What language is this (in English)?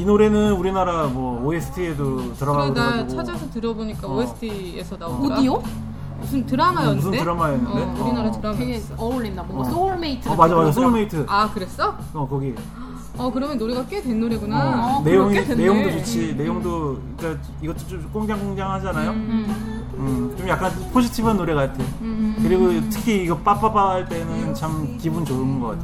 Korean